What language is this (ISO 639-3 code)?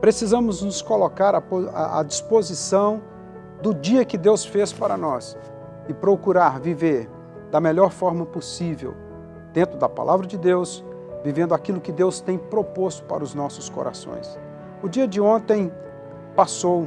por